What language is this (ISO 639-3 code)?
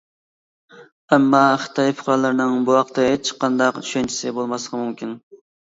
uig